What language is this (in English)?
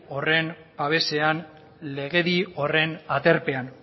Basque